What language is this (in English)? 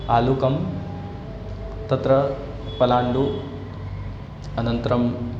Sanskrit